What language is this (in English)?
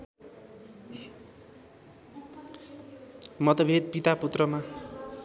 Nepali